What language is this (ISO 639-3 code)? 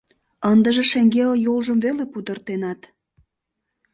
chm